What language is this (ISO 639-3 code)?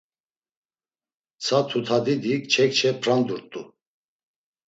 lzz